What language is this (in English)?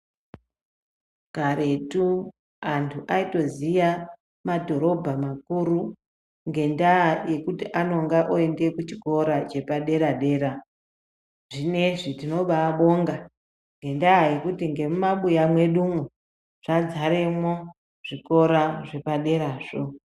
Ndau